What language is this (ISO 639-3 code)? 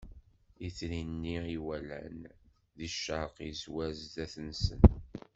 kab